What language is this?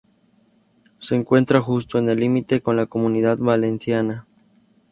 Spanish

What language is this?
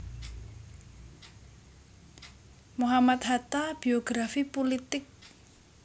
Javanese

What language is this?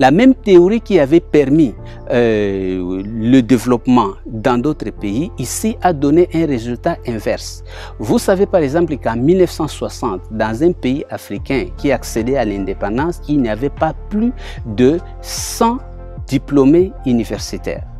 French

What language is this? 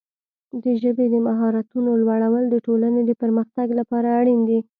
Pashto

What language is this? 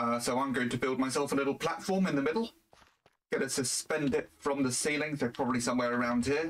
English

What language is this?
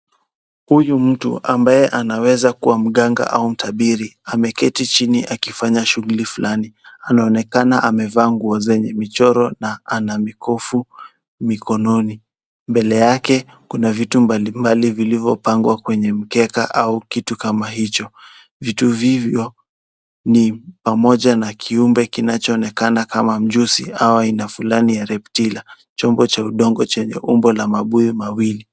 Swahili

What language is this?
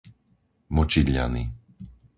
Slovak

